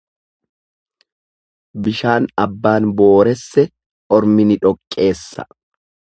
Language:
Oromo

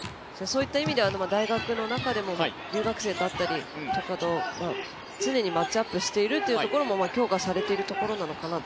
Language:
Japanese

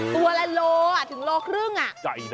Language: Thai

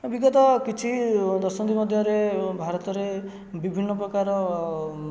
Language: Odia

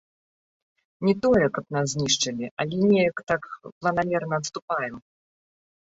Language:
Belarusian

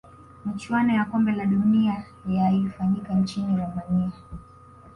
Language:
Swahili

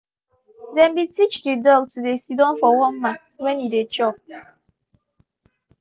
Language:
Nigerian Pidgin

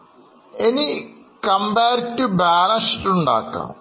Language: Malayalam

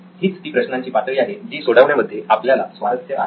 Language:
Marathi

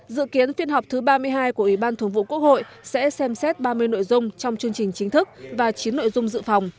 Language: Vietnamese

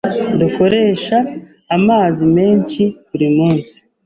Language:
Kinyarwanda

